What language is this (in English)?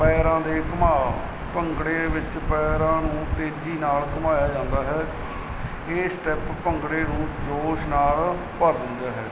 Punjabi